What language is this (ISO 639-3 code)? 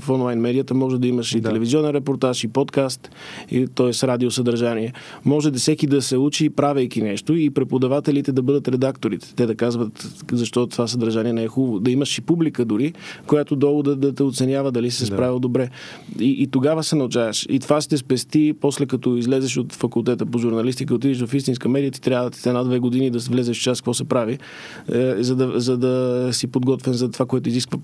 bul